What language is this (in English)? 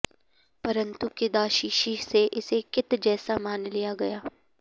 Sanskrit